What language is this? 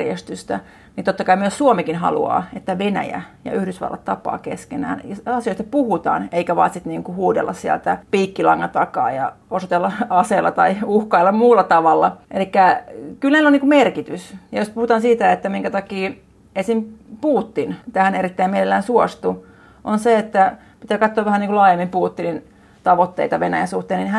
Finnish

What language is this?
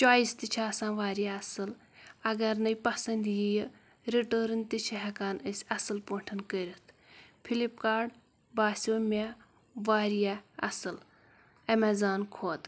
Kashmiri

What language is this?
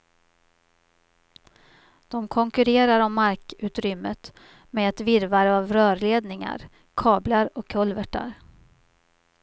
Swedish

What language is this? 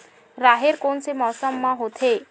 Chhattisgarhi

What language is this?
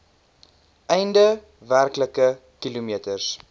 Afrikaans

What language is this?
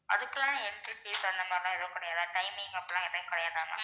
Tamil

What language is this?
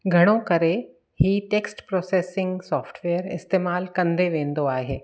Sindhi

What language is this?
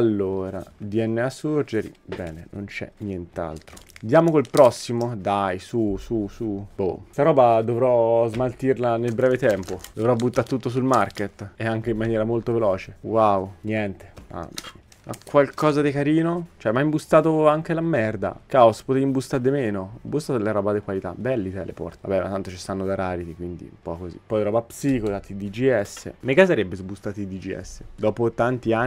Italian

